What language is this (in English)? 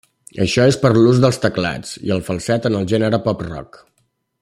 Catalan